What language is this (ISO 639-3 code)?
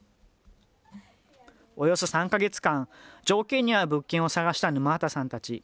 jpn